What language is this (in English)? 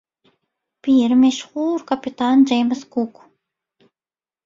Turkmen